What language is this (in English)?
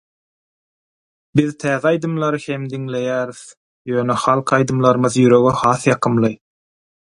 Turkmen